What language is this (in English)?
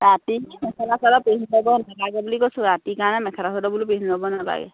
Assamese